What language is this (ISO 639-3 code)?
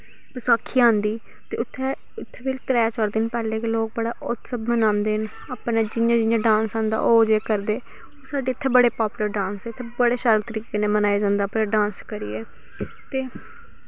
doi